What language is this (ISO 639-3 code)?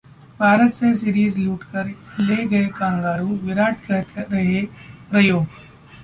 hin